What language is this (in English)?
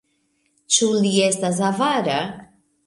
Esperanto